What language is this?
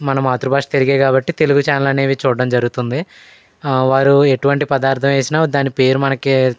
Telugu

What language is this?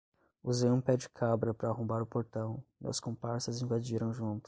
Portuguese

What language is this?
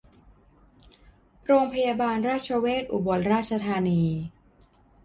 Thai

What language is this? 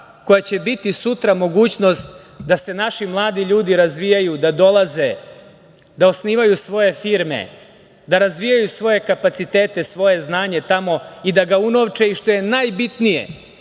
Serbian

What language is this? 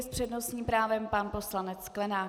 Czech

